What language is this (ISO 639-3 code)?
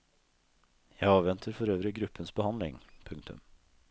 nor